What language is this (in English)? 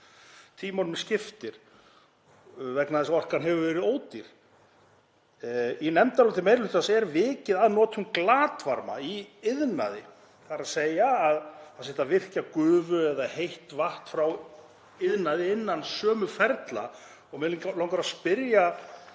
Icelandic